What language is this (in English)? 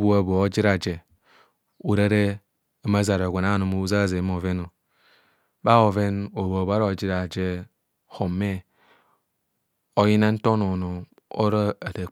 Kohumono